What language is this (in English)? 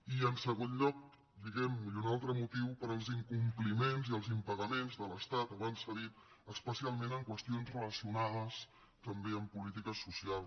Catalan